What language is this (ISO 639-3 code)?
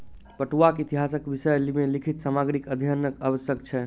mai